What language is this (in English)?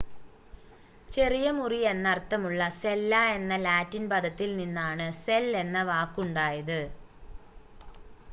Malayalam